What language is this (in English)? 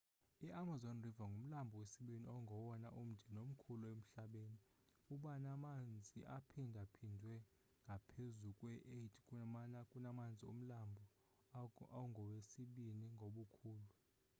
Xhosa